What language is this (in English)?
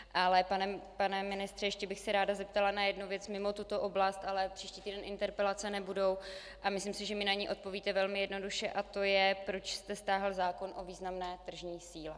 Czech